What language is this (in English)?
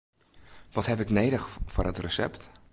Western Frisian